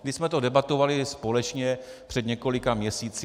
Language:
Czech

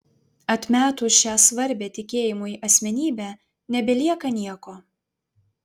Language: Lithuanian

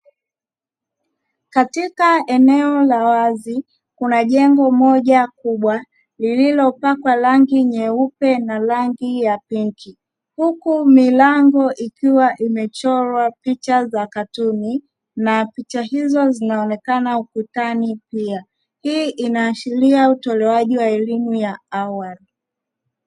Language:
Swahili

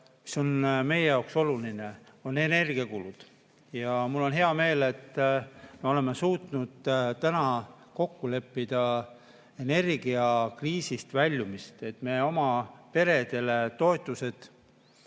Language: Estonian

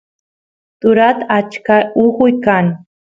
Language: Santiago del Estero Quichua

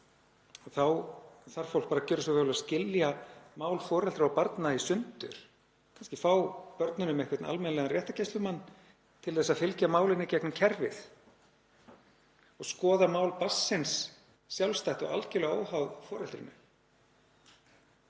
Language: Icelandic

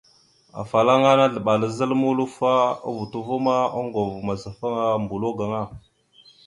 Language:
Mada (Cameroon)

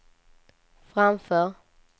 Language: Swedish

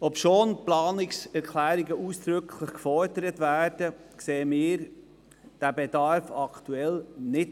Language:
Swiss German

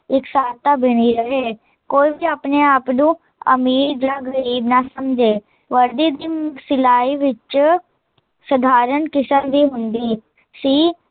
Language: Punjabi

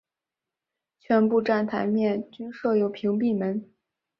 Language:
Chinese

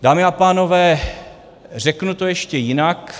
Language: Czech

